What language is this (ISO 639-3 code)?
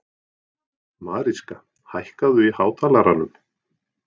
isl